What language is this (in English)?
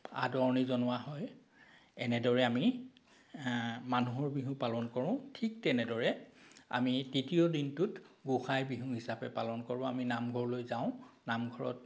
Assamese